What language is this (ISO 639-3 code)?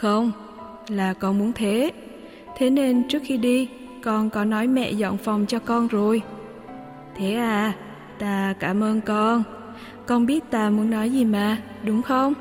vie